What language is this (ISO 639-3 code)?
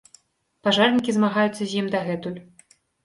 bel